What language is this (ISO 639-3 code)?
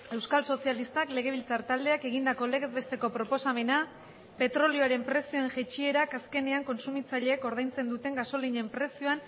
eus